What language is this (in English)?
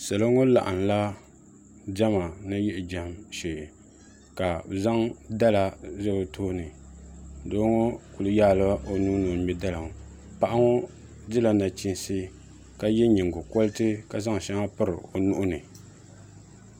Dagbani